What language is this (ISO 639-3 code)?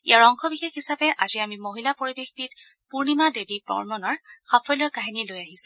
asm